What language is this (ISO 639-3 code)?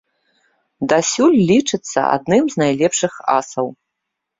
bel